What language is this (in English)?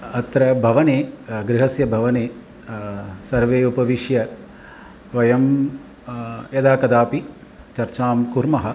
Sanskrit